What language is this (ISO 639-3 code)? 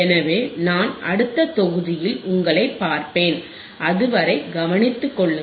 tam